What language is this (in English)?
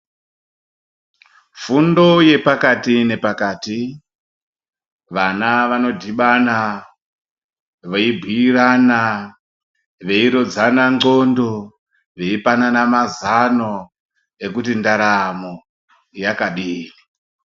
Ndau